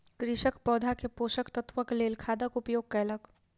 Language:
Maithili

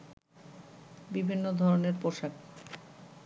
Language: Bangla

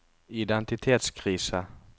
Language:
Norwegian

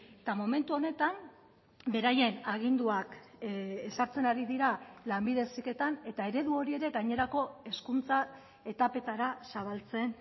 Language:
Basque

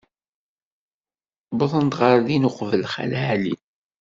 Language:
Kabyle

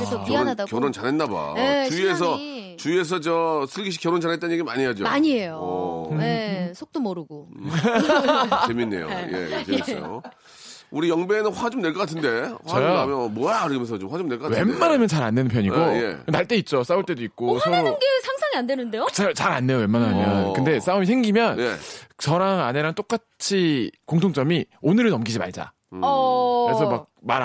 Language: Korean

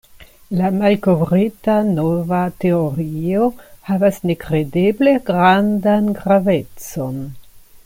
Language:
Esperanto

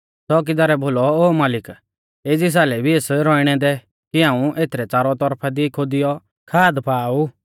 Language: Mahasu Pahari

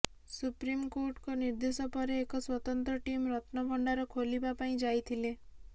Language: Odia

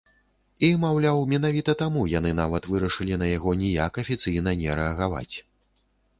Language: Belarusian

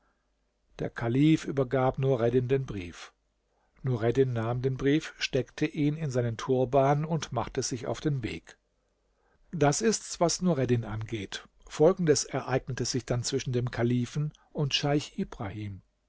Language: German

